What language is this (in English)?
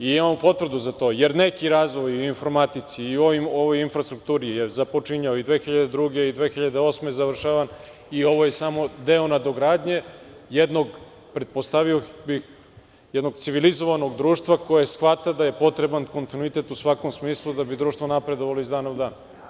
Serbian